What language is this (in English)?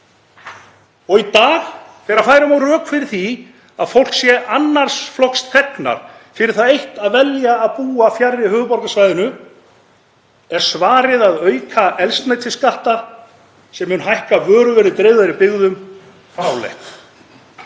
Icelandic